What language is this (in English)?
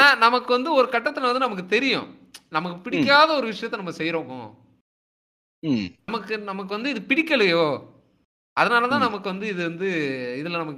Tamil